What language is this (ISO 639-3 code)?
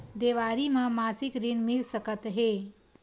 hne